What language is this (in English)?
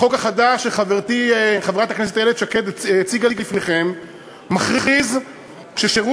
Hebrew